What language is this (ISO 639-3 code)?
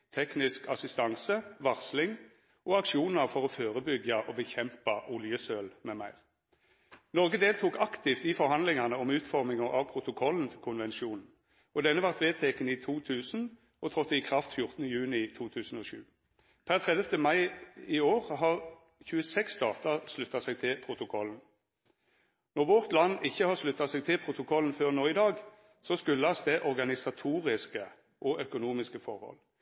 nno